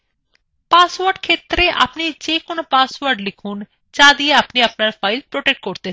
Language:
Bangla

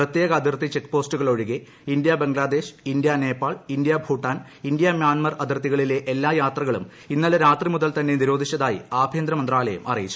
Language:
Malayalam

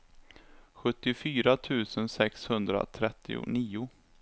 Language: Swedish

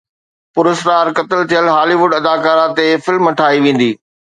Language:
Sindhi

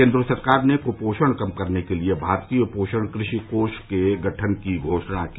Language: Hindi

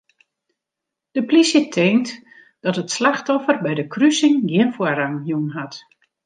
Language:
Western Frisian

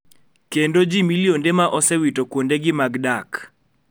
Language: Luo (Kenya and Tanzania)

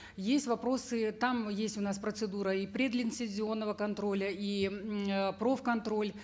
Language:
Kazakh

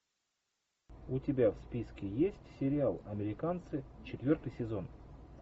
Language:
Russian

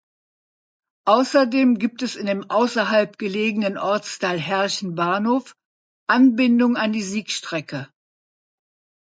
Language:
German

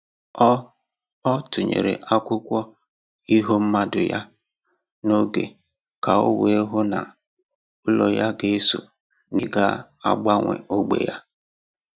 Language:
Igbo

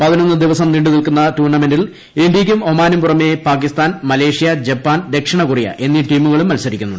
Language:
Malayalam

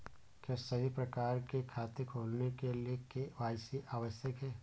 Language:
Hindi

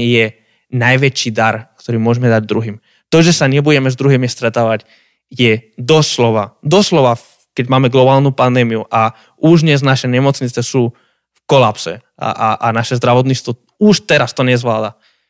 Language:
Slovak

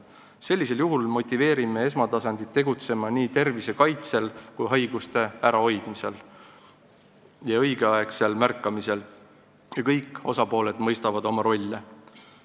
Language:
Estonian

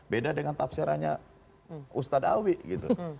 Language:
Indonesian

